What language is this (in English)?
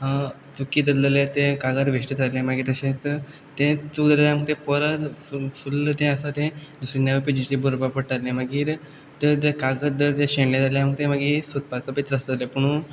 Konkani